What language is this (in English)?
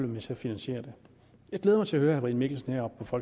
Danish